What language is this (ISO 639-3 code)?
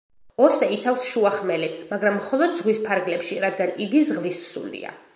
kat